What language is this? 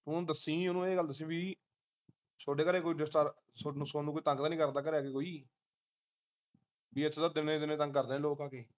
Punjabi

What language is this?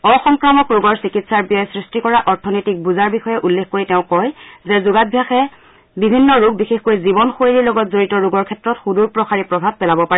Assamese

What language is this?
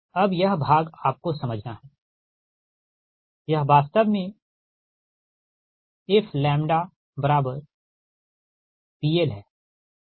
Hindi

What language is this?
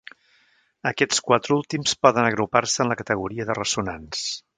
Catalan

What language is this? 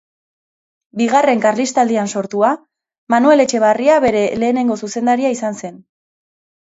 Basque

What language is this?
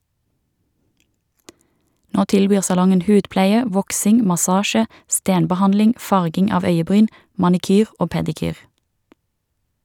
Norwegian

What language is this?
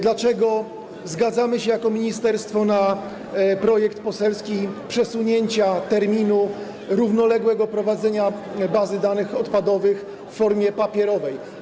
Polish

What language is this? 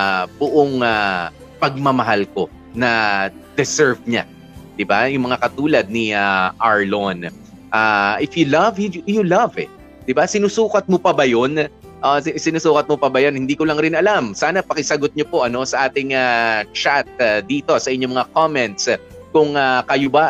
Filipino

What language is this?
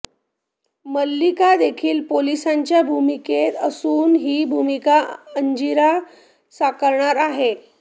Marathi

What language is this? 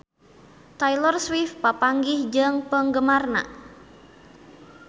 Sundanese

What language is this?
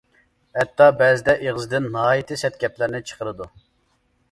Uyghur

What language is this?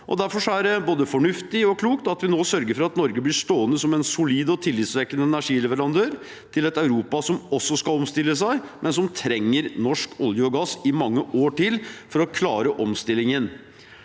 Norwegian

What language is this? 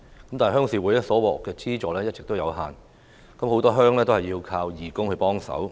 Cantonese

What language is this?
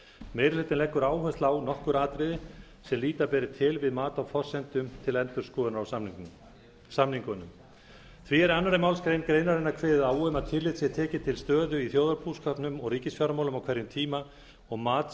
Icelandic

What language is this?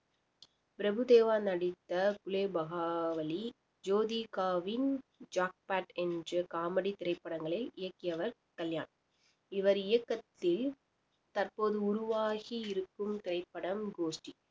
Tamil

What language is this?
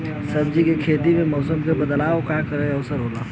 Bhojpuri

